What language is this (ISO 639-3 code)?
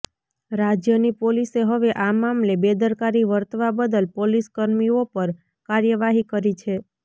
guj